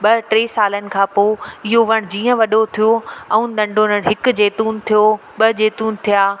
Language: Sindhi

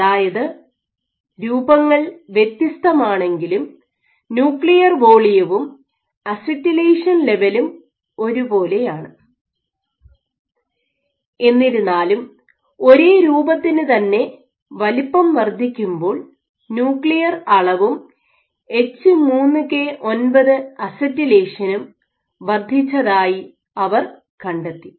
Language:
Malayalam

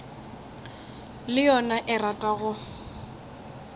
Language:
Northern Sotho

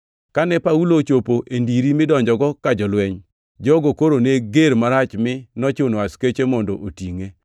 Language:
Luo (Kenya and Tanzania)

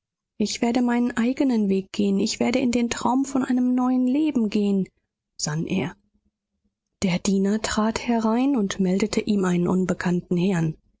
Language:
German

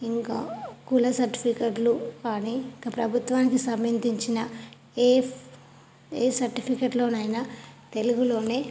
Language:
Telugu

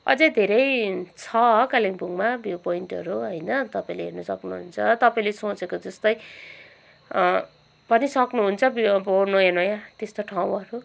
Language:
Nepali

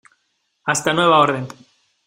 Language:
Spanish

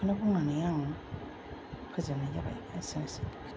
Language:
Bodo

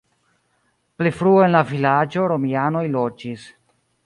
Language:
Esperanto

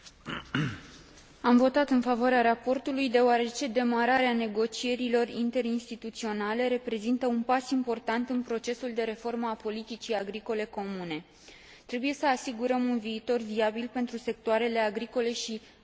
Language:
Romanian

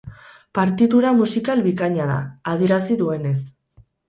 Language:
Basque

